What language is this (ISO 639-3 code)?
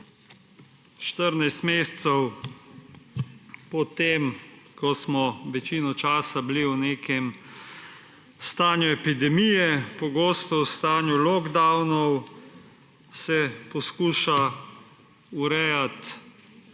slv